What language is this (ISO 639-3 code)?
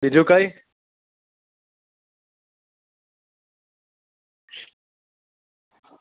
guj